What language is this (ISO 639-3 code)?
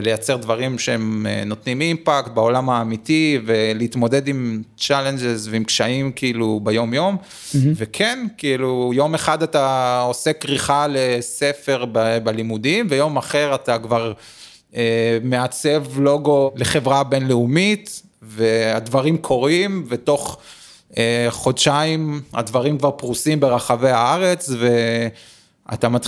heb